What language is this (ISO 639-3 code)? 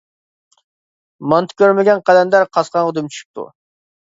uig